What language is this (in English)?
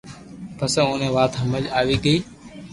Loarki